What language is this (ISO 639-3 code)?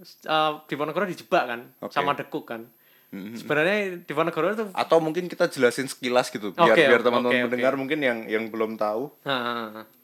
ind